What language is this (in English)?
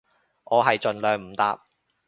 Cantonese